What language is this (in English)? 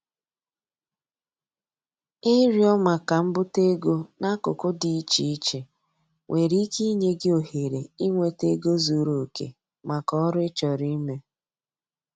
Igbo